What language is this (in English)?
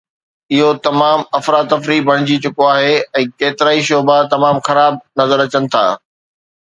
Sindhi